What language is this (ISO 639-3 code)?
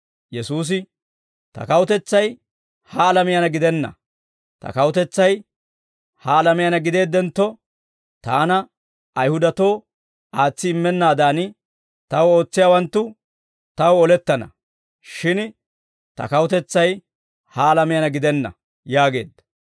dwr